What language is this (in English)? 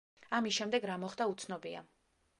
Georgian